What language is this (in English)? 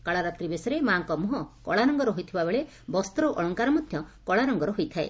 Odia